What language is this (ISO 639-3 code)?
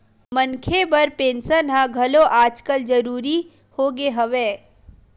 hne